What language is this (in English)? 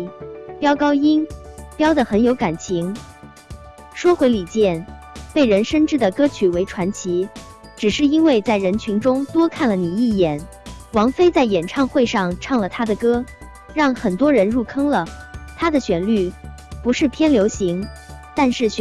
Chinese